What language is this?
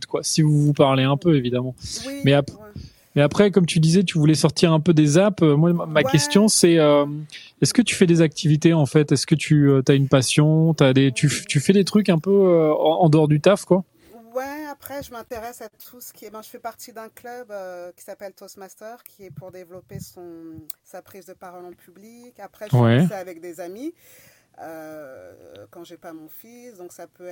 French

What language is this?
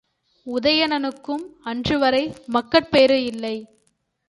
Tamil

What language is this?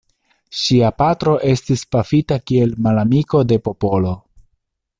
Esperanto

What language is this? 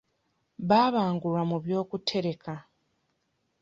Ganda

